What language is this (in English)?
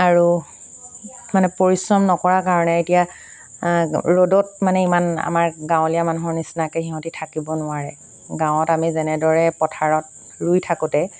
Assamese